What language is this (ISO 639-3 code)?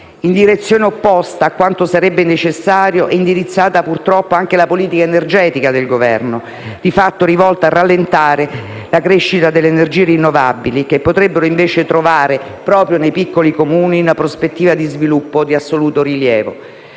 ita